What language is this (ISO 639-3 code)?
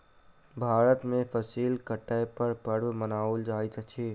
mai